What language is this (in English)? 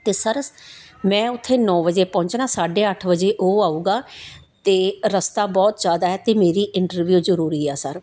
Punjabi